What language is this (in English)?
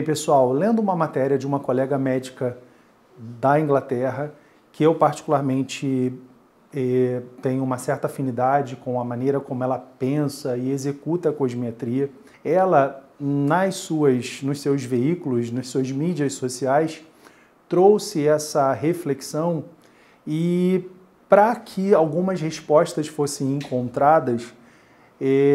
Portuguese